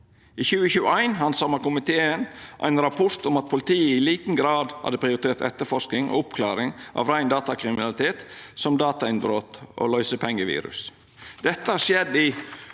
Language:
Norwegian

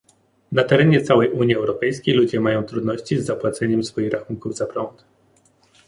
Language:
Polish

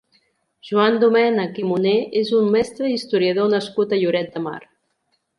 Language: Catalan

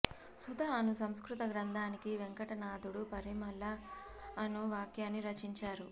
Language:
Telugu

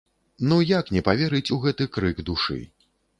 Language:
Belarusian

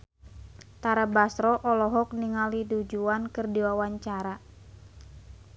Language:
Sundanese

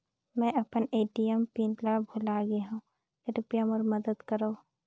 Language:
Chhattisgarhi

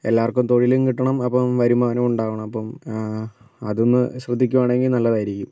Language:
Malayalam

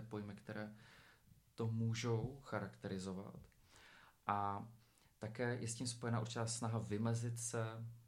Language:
Czech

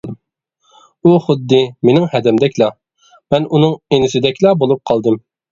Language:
Uyghur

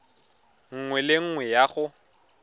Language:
Tswana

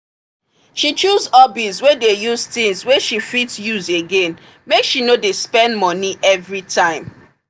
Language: Nigerian Pidgin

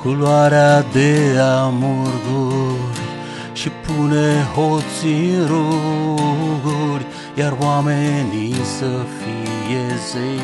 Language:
Romanian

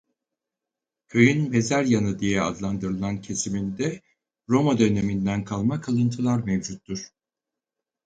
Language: Turkish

